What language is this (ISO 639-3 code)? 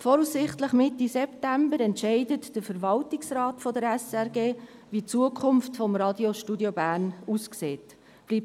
gsw